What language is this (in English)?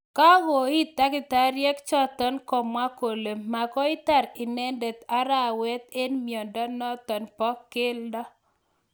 Kalenjin